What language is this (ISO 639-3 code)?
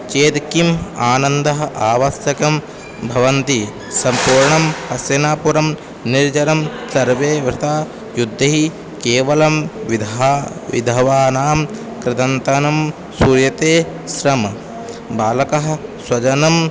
san